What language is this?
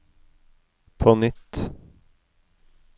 Norwegian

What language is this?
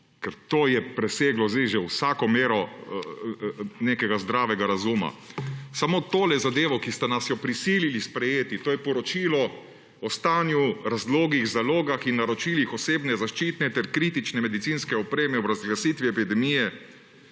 Slovenian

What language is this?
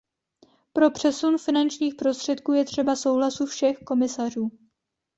Czech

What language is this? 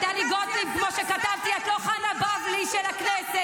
Hebrew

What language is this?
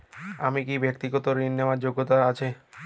Bangla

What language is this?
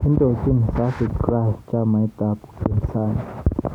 Kalenjin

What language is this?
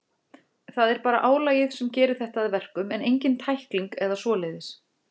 Icelandic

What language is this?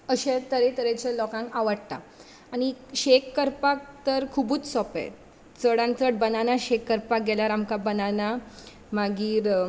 Konkani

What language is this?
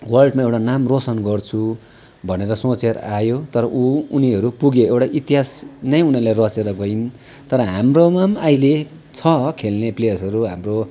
Nepali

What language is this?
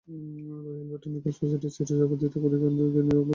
Bangla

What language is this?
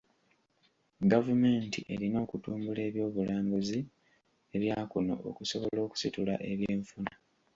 Ganda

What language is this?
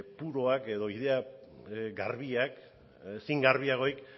Basque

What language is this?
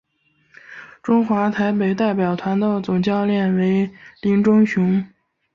Chinese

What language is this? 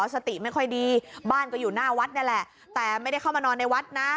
Thai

